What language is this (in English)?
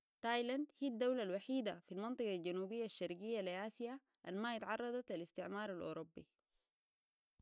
Sudanese Arabic